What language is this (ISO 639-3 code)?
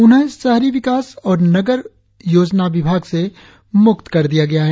hin